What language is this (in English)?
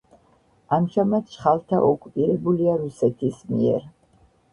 Georgian